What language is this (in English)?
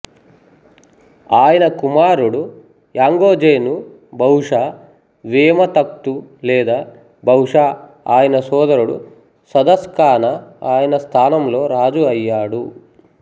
Telugu